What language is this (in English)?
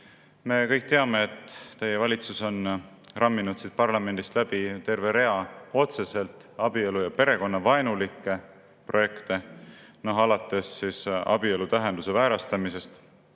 Estonian